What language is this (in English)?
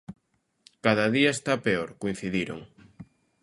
Galician